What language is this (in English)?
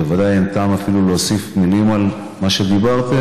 Hebrew